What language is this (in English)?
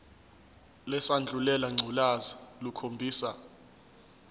Zulu